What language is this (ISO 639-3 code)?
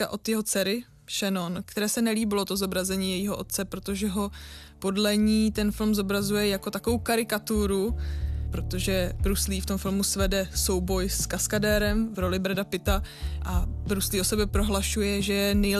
ces